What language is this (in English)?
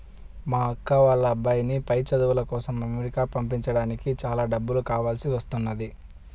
Telugu